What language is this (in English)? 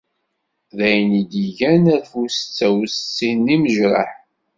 Kabyle